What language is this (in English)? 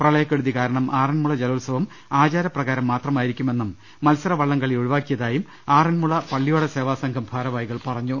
Malayalam